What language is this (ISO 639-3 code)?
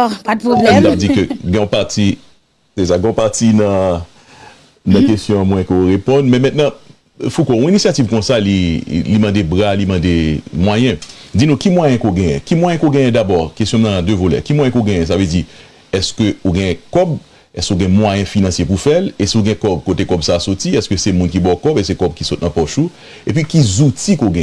fra